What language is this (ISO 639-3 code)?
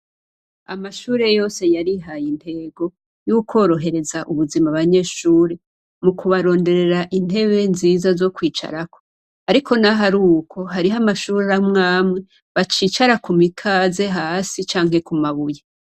run